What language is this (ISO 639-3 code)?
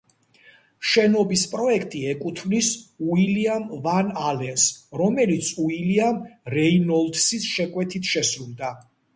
kat